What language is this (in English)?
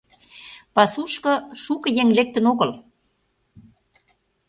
Mari